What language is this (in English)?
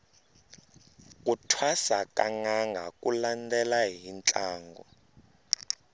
Tsonga